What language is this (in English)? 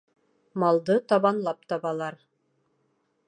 Bashkir